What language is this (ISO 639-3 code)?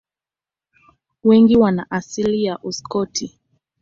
swa